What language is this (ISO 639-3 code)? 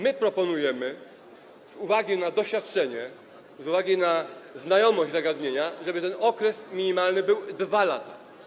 pol